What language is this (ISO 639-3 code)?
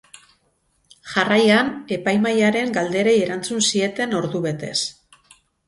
eus